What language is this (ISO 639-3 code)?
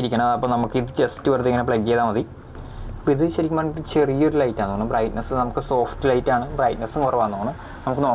mal